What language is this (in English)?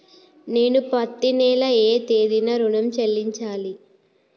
Telugu